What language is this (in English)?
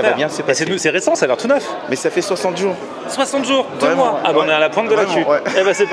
French